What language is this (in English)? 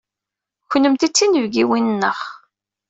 Kabyle